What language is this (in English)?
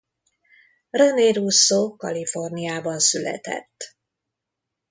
Hungarian